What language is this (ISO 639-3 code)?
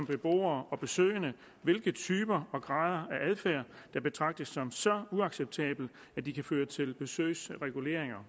dan